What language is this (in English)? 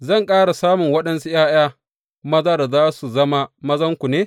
Hausa